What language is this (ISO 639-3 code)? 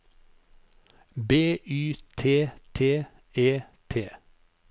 nor